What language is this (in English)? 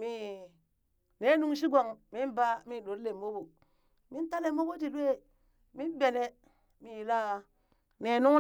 Burak